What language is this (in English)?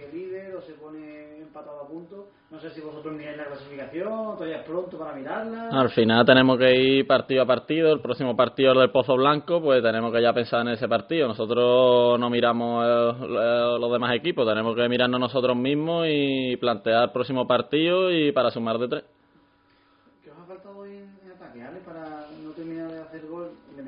Spanish